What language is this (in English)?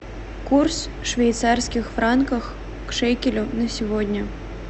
Russian